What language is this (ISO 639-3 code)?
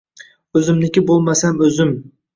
uzb